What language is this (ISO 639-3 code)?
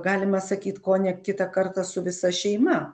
lit